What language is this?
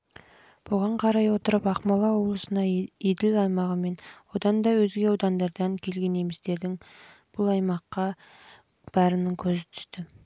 Kazakh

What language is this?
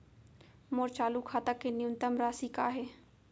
Chhattisgarhi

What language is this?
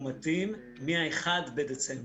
Hebrew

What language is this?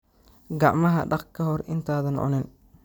Somali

